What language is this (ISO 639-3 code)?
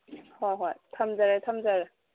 mni